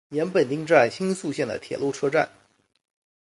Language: Chinese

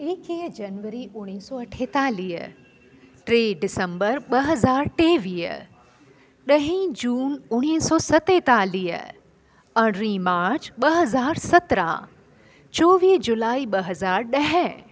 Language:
Sindhi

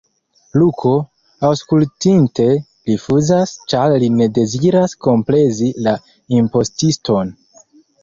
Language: Esperanto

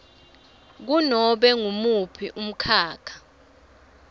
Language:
Swati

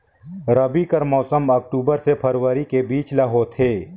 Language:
Chhattisgarhi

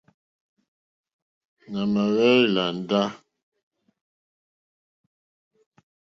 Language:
Mokpwe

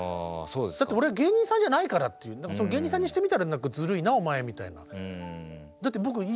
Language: Japanese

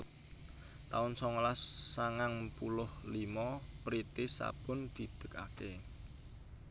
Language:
Javanese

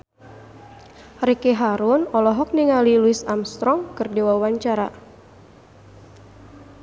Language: Sundanese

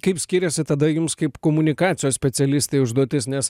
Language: Lithuanian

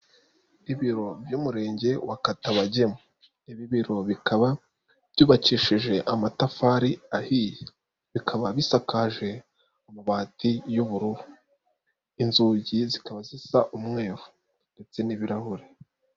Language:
Kinyarwanda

